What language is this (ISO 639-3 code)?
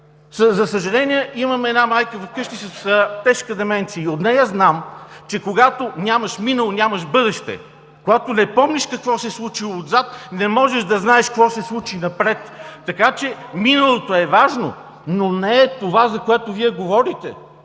bul